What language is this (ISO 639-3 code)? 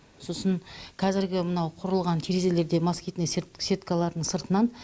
kaz